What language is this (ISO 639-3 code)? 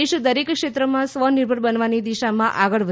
guj